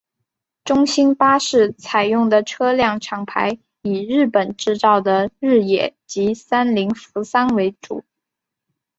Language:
Chinese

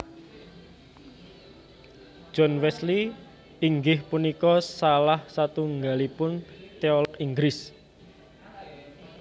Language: Javanese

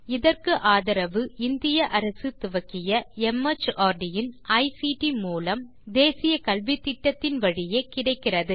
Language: Tamil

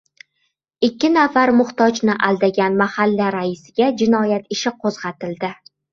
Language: Uzbek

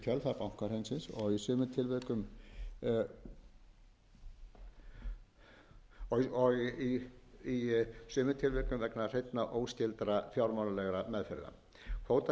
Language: Icelandic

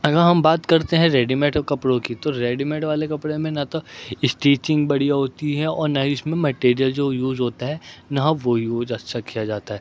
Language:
Urdu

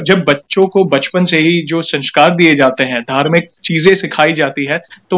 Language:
Hindi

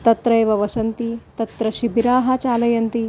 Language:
Sanskrit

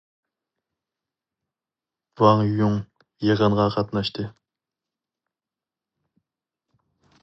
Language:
Uyghur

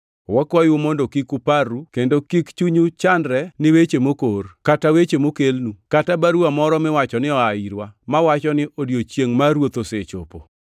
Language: Luo (Kenya and Tanzania)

